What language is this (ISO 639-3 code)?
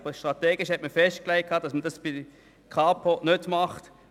gsw